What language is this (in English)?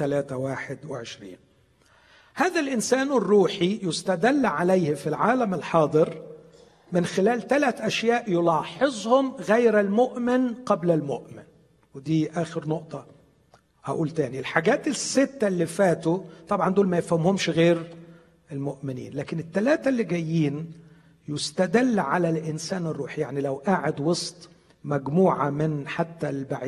Arabic